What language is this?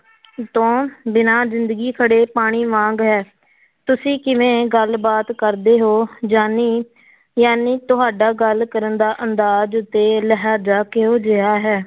Punjabi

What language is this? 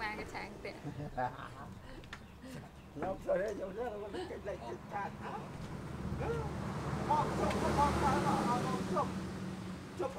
Vietnamese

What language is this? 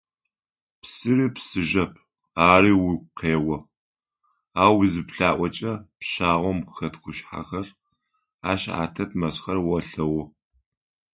Adyghe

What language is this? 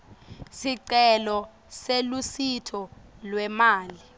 Swati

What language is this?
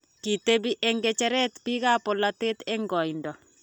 Kalenjin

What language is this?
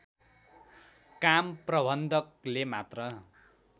Nepali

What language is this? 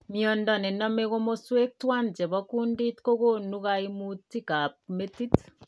Kalenjin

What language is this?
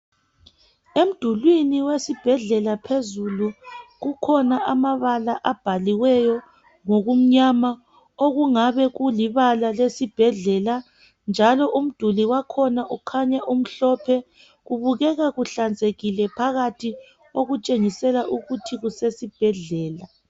North Ndebele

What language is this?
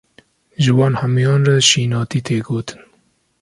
Kurdish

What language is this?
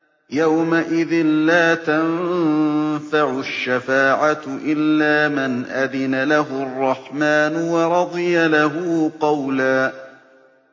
Arabic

